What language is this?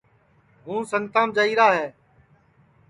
Sansi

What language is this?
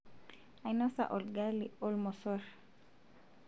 Masai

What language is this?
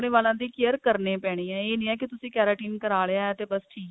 Punjabi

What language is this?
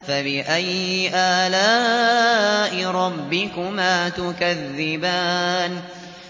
Arabic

